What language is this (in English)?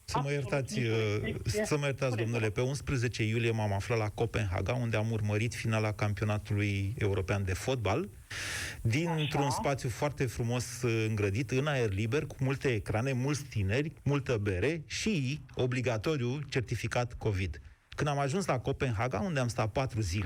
Romanian